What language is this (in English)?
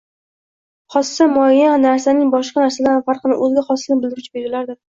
Uzbek